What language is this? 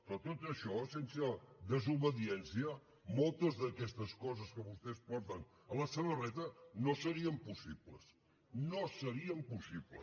Catalan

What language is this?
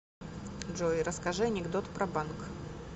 Russian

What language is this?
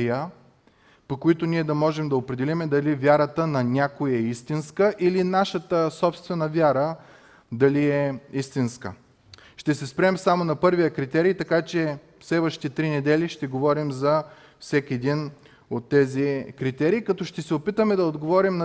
Bulgarian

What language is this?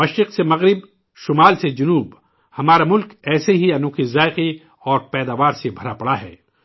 Urdu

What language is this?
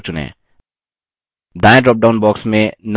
Hindi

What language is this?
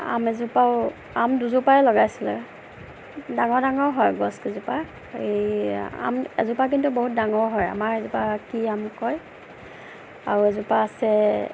Assamese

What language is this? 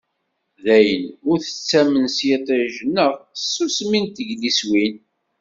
Kabyle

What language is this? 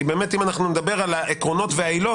Hebrew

